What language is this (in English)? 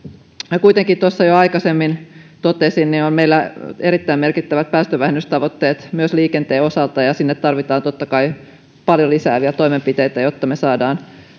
Finnish